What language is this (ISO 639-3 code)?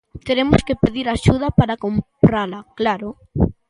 glg